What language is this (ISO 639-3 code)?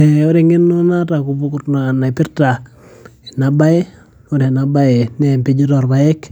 mas